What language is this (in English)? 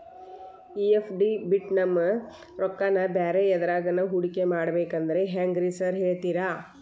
Kannada